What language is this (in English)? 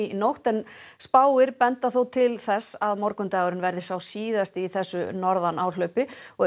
Icelandic